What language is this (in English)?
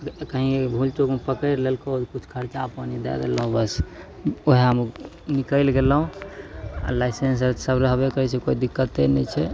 Maithili